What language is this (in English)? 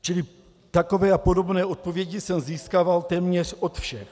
Czech